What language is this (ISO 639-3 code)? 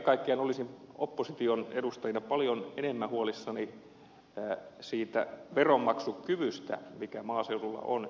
fin